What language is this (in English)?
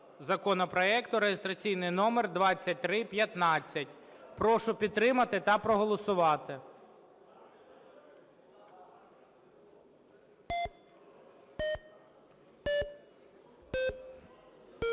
Ukrainian